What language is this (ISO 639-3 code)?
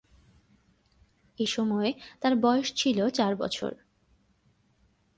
ben